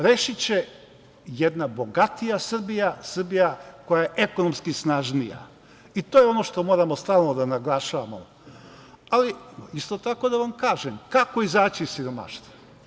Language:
Serbian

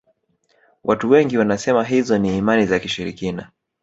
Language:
Swahili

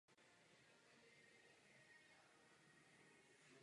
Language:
Czech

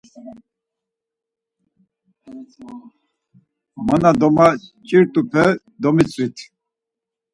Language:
Laz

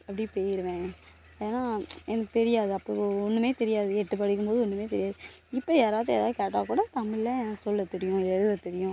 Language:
Tamil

